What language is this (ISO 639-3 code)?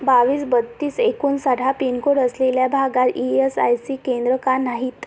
mar